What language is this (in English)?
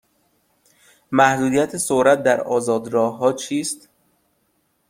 Persian